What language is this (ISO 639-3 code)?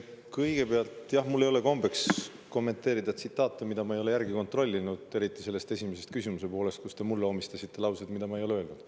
est